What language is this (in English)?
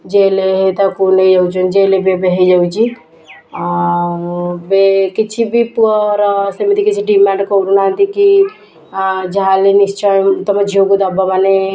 Odia